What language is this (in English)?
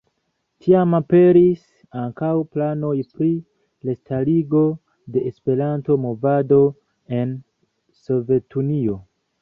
Esperanto